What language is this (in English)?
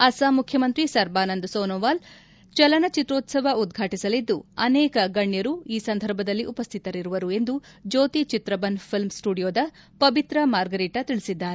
Kannada